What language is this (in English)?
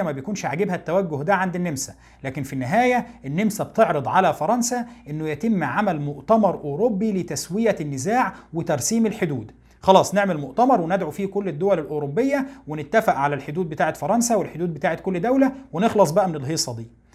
Arabic